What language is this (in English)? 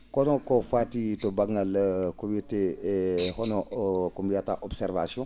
Fula